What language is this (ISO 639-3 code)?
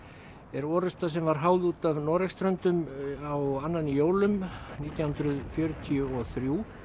isl